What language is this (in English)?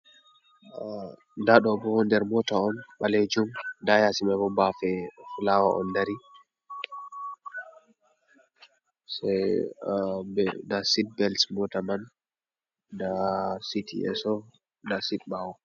Fula